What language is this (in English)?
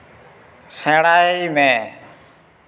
Santali